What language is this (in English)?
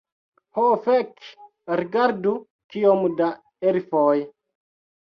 Esperanto